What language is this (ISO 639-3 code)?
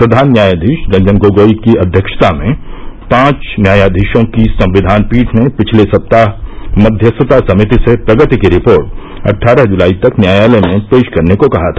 hin